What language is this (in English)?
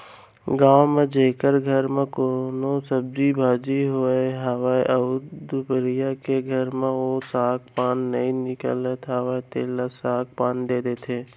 Chhattisgarhi